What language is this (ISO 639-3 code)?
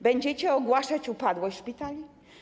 pol